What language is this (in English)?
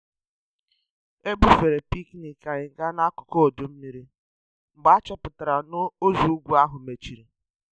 Igbo